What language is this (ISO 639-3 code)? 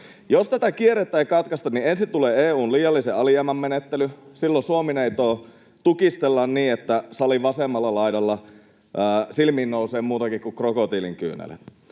fin